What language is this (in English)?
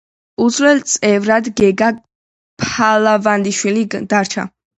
Georgian